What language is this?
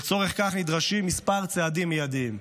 Hebrew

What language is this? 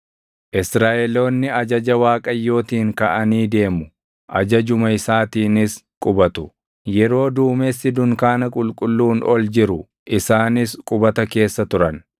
Oromo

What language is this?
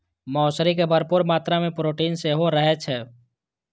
Maithili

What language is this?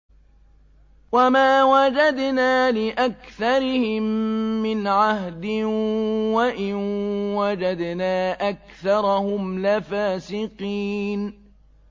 Arabic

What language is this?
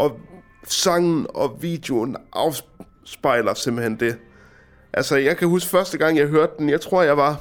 Danish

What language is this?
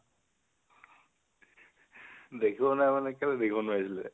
Assamese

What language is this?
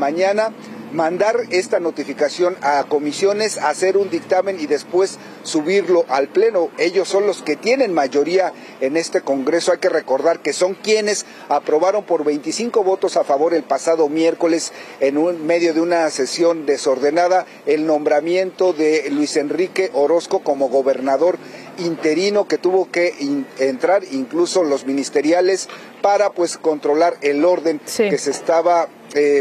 Spanish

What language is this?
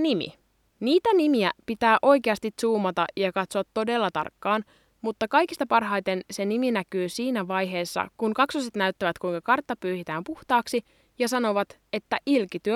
Finnish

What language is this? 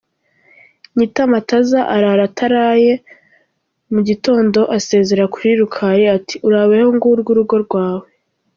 Kinyarwanda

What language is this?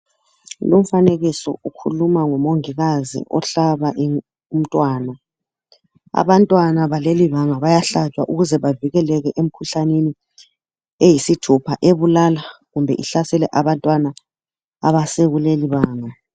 North Ndebele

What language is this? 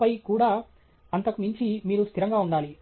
Telugu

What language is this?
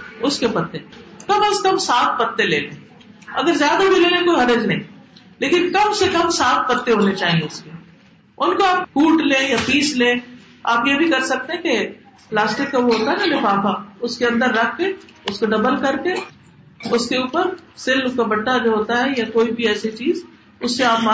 Urdu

